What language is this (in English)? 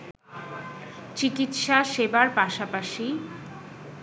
Bangla